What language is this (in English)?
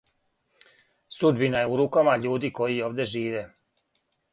Serbian